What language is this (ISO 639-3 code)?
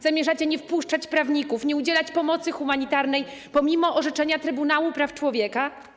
pol